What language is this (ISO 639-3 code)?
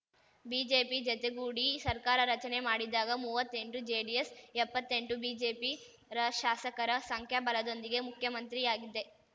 kan